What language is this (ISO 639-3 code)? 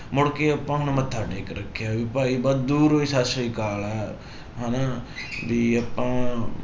pan